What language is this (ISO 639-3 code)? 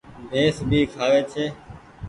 gig